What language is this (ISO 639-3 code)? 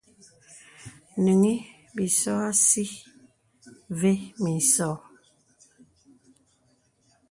beb